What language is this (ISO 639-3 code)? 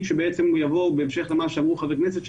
heb